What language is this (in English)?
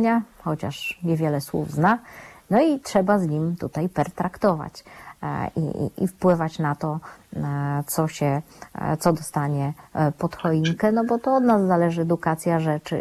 Polish